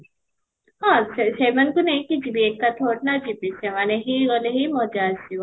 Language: Odia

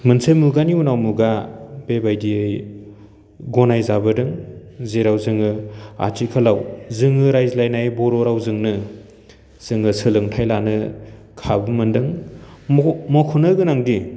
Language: Bodo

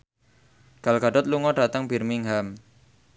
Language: Javanese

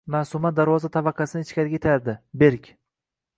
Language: Uzbek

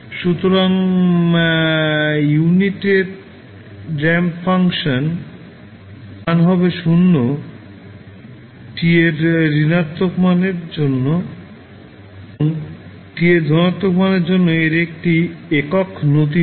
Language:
Bangla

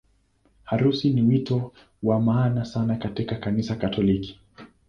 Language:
Swahili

